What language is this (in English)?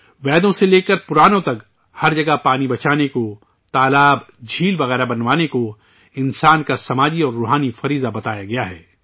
Urdu